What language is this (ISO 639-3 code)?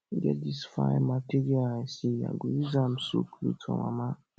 pcm